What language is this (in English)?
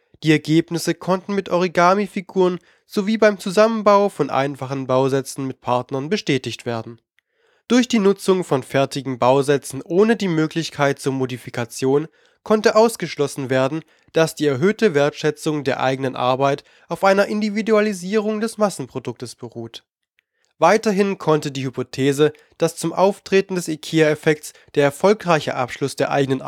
German